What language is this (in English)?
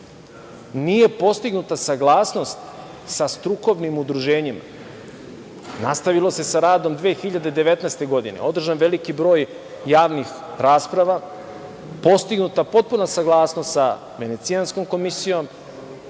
Serbian